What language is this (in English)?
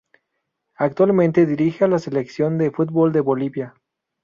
Spanish